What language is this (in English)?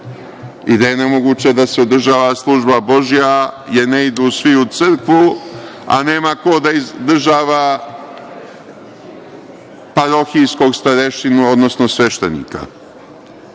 Serbian